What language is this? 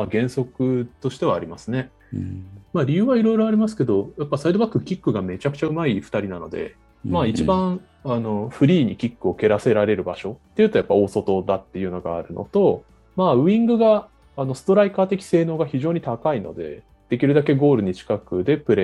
Japanese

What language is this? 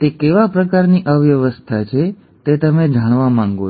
Gujarati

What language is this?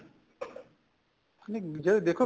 Punjabi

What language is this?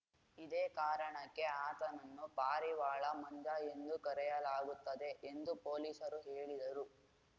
Kannada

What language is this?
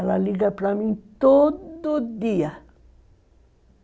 Portuguese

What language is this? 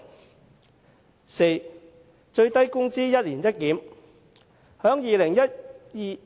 Cantonese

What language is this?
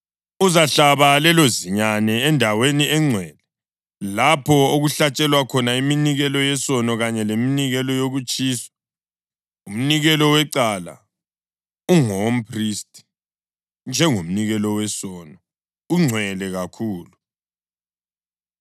North Ndebele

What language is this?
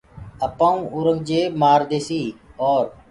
Gurgula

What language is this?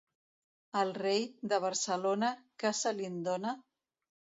Catalan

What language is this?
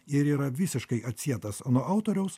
Lithuanian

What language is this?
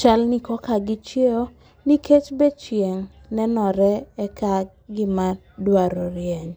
Luo (Kenya and Tanzania)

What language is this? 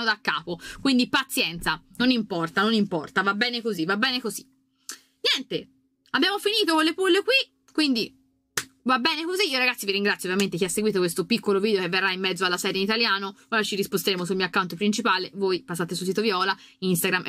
Italian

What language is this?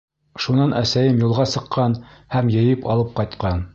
Bashkir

